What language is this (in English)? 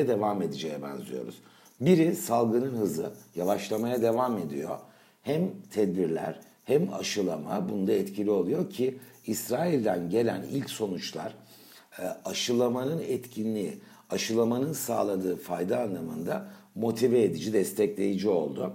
Turkish